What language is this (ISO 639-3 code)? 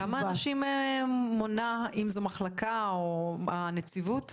heb